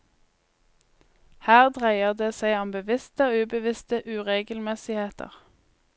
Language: Norwegian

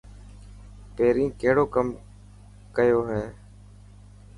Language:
Dhatki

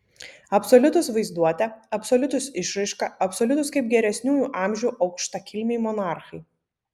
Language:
Lithuanian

